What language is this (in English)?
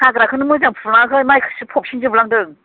Bodo